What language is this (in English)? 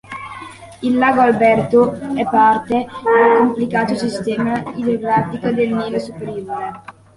Italian